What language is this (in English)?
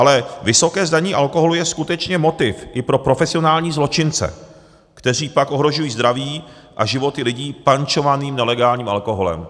Czech